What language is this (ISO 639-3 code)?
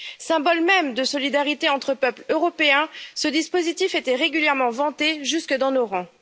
fra